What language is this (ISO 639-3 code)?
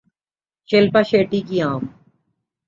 urd